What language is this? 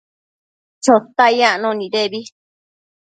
Matsés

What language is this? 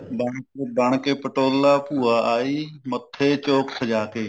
Punjabi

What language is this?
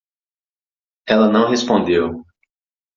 Portuguese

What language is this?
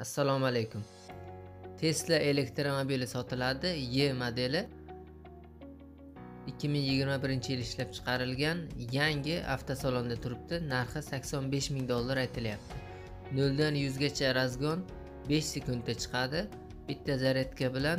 Turkish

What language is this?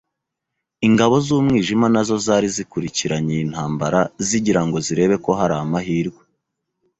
Kinyarwanda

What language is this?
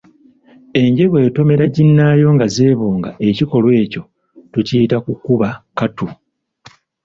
Ganda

